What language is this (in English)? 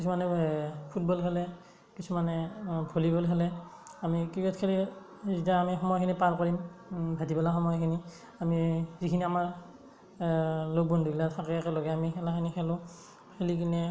Assamese